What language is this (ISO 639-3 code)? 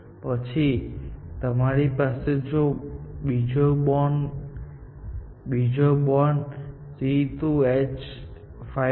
guj